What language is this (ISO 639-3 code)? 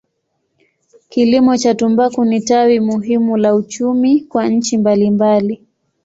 swa